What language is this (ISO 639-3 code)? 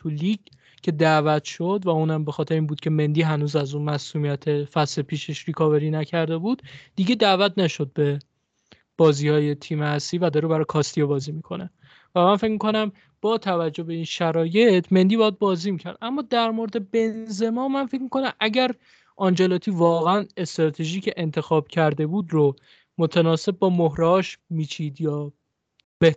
fas